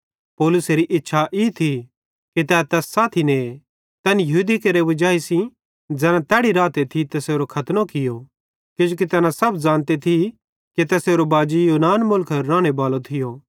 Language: Bhadrawahi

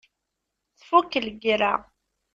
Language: Kabyle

